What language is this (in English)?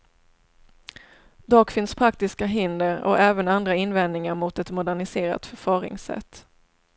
Swedish